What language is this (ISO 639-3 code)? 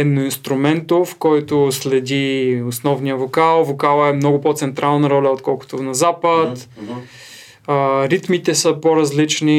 bul